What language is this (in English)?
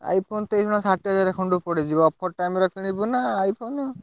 Odia